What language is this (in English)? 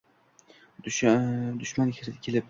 Uzbek